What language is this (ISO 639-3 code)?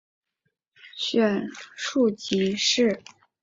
zho